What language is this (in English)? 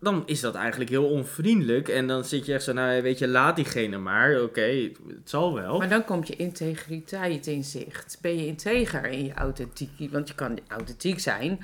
Dutch